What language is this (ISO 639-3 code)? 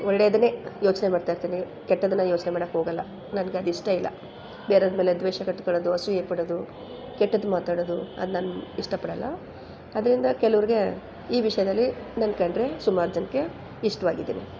kan